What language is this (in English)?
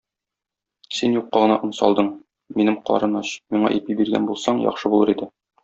Tatar